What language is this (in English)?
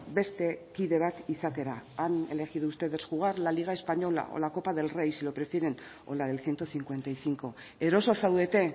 Spanish